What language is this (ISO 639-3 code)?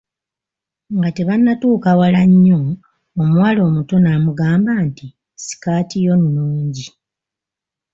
lug